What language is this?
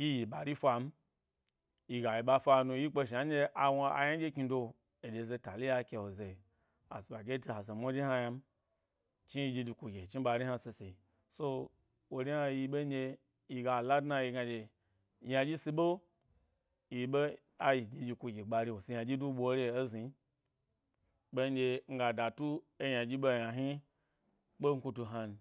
Gbari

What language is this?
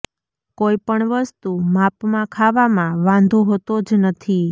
Gujarati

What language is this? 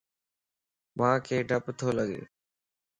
Lasi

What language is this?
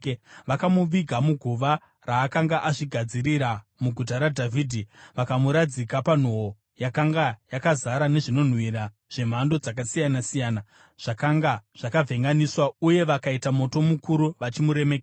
Shona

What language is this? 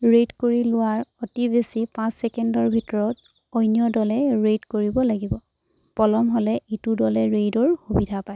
Assamese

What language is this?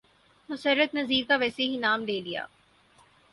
Urdu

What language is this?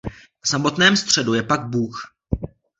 Czech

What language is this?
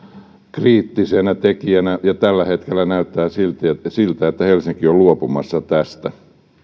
Finnish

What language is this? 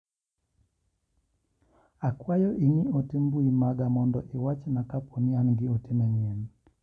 Luo (Kenya and Tanzania)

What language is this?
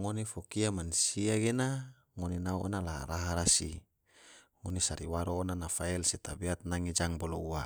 Tidore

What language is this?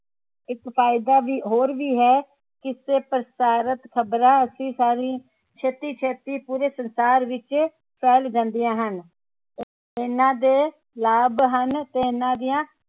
Punjabi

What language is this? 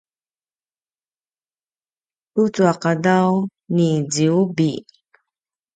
Paiwan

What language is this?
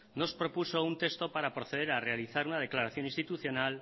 Spanish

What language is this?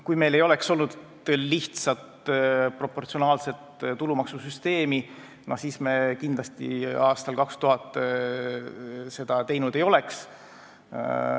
Estonian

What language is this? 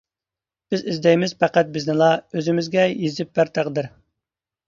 Uyghur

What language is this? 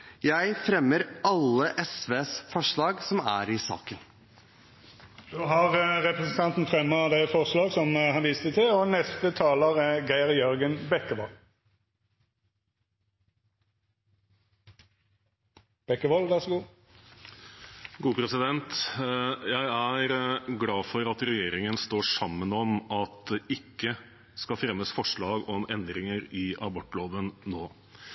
Norwegian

